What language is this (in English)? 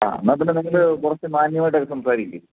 Malayalam